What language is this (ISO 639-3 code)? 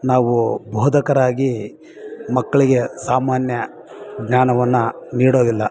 kan